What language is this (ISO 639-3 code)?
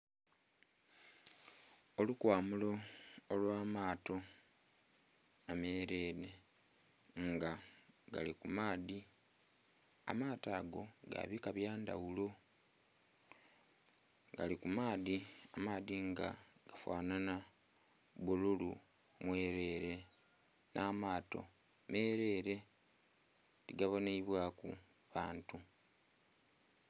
xog